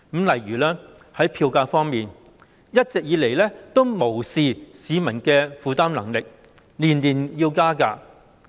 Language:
Cantonese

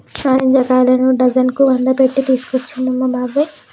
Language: Telugu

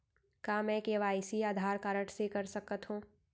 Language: Chhattisgarhi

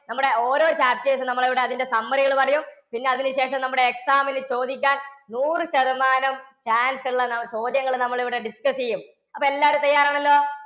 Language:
Malayalam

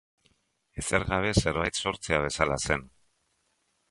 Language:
Basque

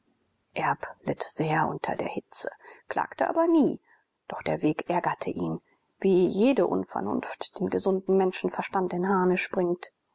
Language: German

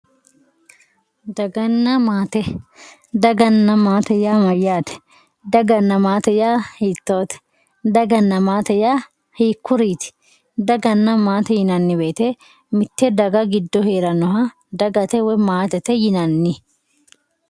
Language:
Sidamo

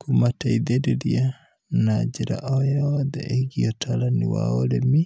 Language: Kikuyu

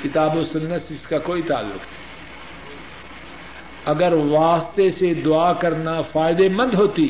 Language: Urdu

